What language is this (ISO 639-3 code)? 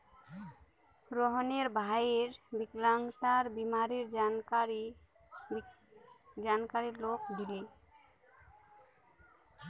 mag